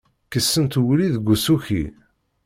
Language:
Kabyle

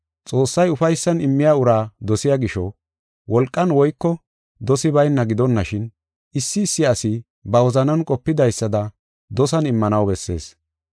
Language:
Gofa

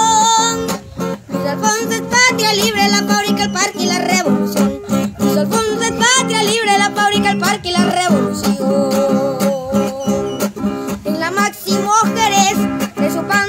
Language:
Romanian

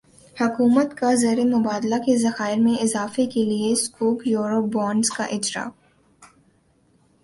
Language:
Urdu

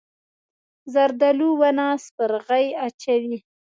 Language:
Pashto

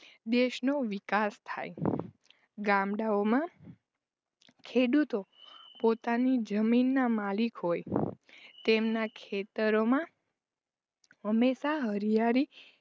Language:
Gujarati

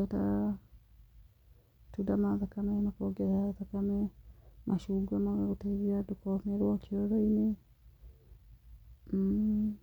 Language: Kikuyu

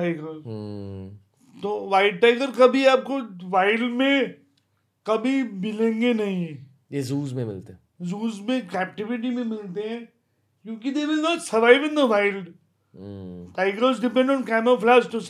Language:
Hindi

